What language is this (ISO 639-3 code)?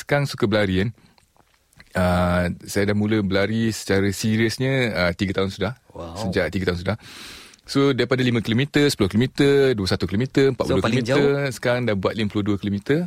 msa